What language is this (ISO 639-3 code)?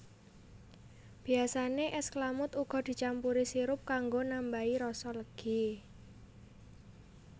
jav